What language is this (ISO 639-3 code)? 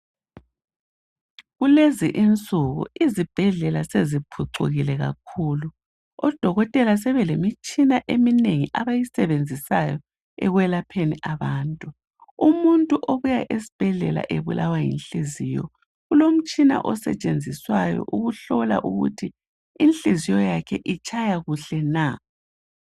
nde